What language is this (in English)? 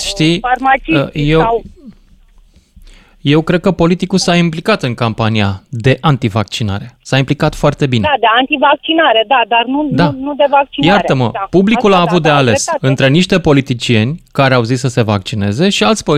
Romanian